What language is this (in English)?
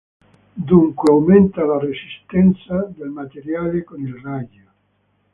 Italian